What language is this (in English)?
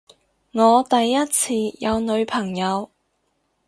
Cantonese